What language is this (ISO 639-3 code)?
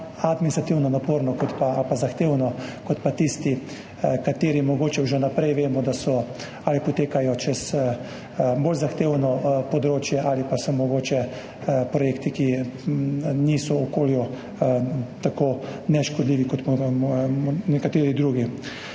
slv